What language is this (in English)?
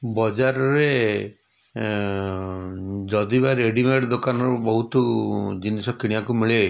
Odia